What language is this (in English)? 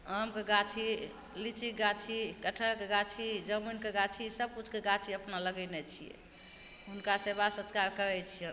Maithili